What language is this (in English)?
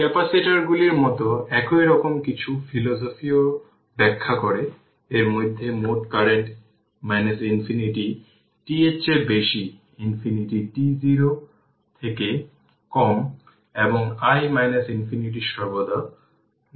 Bangla